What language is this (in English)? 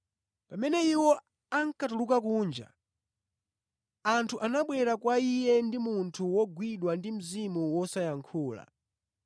Nyanja